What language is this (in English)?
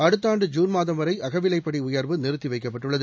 Tamil